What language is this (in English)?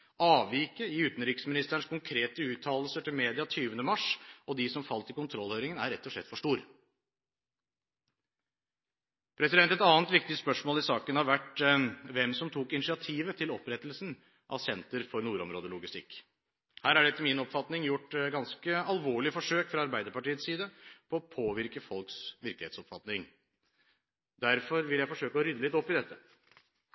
Norwegian Bokmål